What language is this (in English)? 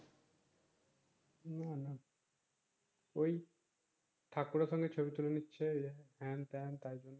Bangla